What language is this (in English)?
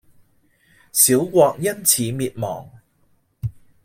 Cantonese